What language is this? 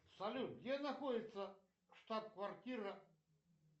Russian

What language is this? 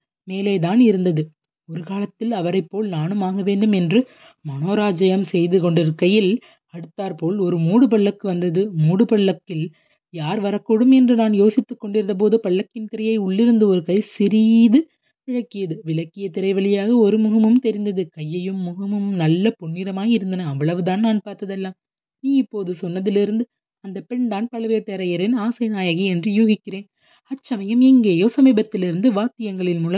Tamil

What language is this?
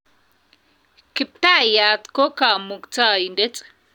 Kalenjin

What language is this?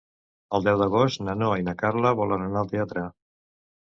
Catalan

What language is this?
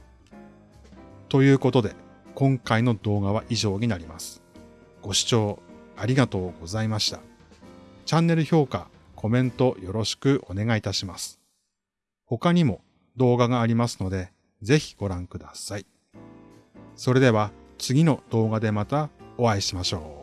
Japanese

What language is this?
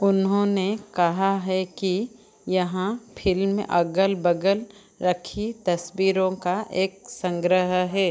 Hindi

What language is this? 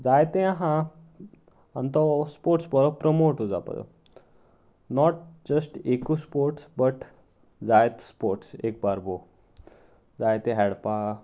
Konkani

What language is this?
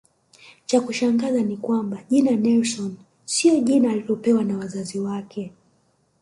Swahili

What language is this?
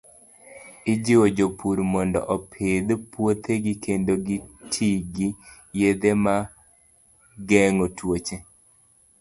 Luo (Kenya and Tanzania)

